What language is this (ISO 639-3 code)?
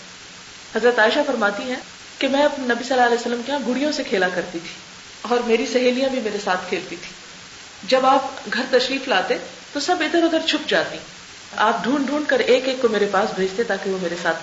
urd